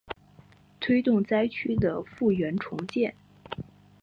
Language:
Chinese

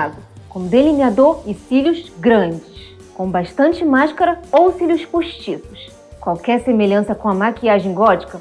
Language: Portuguese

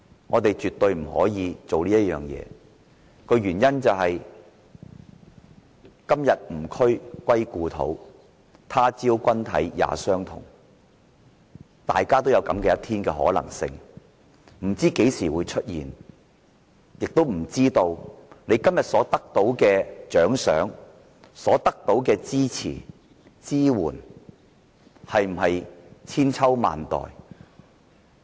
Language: Cantonese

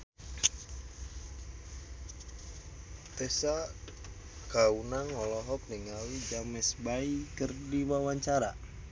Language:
Sundanese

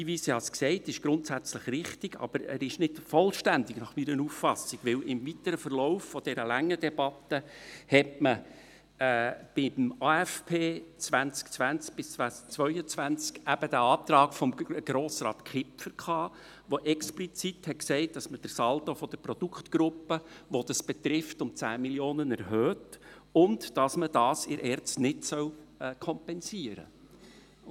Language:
Swiss German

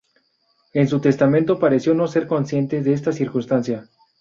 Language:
Spanish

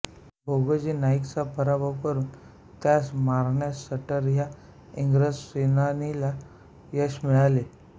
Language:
Marathi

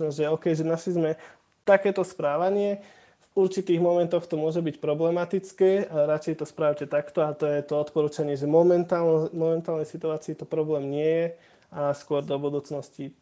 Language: Slovak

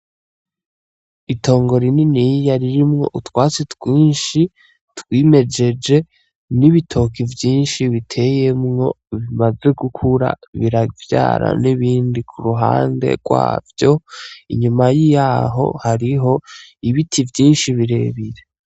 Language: Rundi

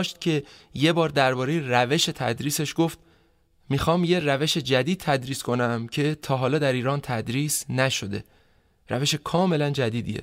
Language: Persian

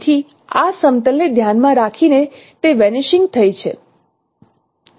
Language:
Gujarati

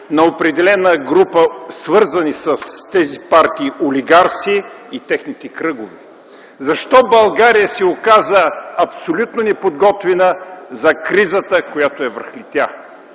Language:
Bulgarian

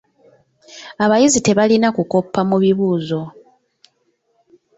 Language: Ganda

